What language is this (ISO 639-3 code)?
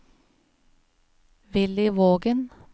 nor